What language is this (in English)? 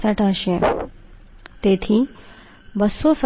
Gujarati